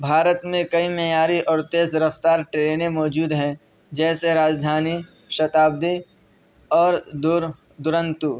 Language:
Urdu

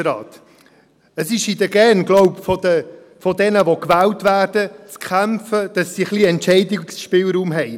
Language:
Swiss German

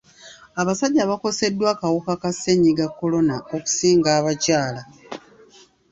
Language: Ganda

